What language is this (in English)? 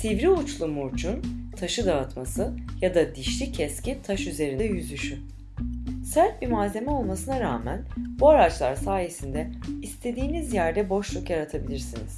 Turkish